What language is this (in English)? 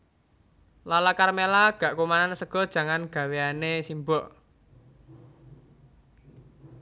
Javanese